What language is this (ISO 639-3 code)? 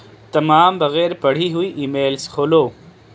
urd